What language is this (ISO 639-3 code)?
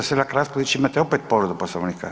hrv